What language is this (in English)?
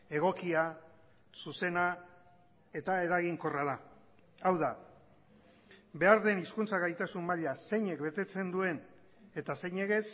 Basque